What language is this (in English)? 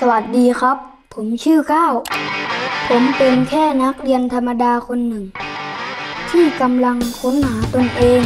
Thai